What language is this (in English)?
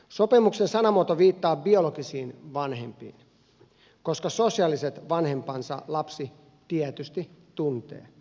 Finnish